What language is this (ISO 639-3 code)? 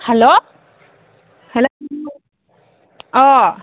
brx